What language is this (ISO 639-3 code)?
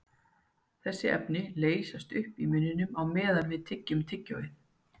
isl